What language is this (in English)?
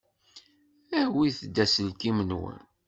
Kabyle